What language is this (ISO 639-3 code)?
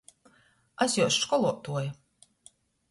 ltg